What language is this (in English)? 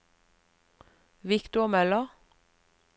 Norwegian